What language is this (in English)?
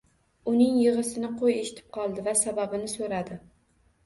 Uzbek